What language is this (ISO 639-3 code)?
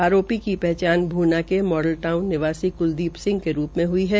hin